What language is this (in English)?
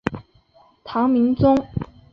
Chinese